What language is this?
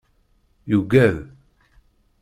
Kabyle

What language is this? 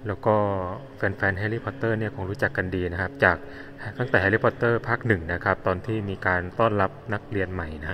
Thai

